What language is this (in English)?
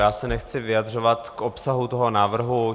Czech